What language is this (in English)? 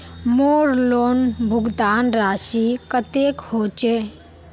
Magahi